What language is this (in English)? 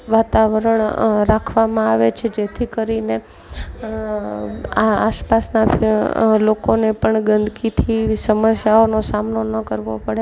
Gujarati